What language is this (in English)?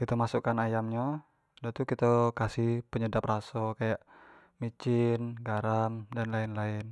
Jambi Malay